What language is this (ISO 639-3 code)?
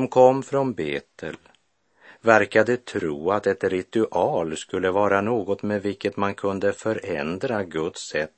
swe